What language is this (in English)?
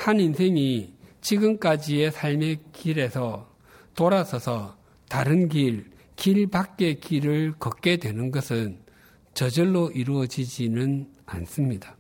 Korean